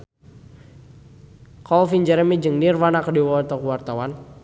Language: Sundanese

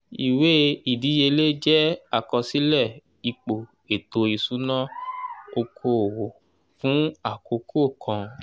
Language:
Yoruba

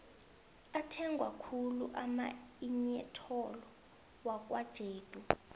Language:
South Ndebele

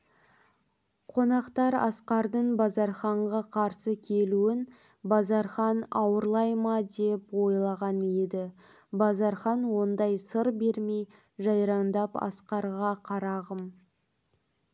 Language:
Kazakh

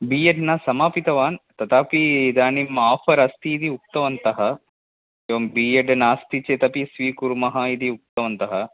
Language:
Sanskrit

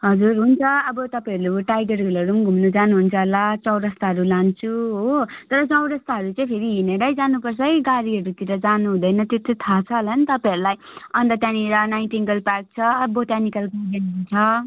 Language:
Nepali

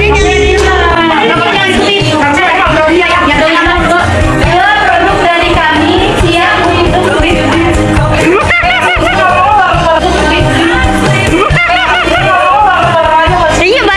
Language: Indonesian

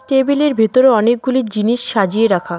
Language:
Bangla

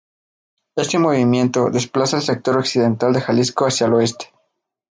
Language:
Spanish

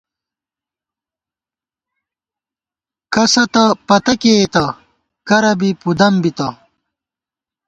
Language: Gawar-Bati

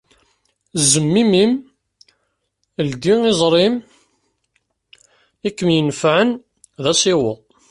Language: Kabyle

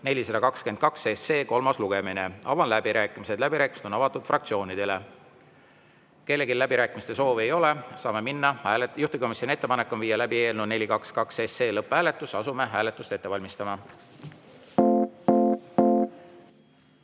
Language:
Estonian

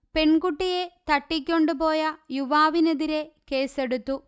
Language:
Malayalam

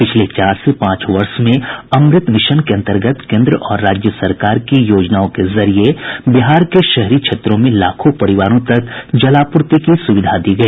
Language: Hindi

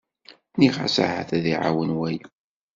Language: Kabyle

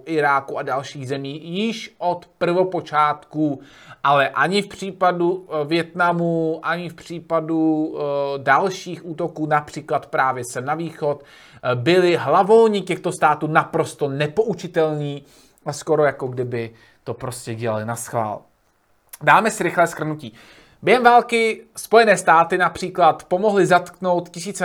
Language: Czech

